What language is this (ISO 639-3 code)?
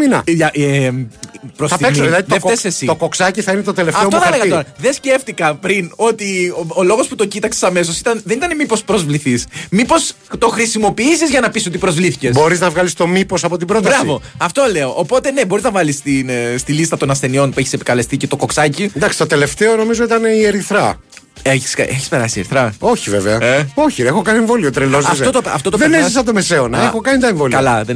ell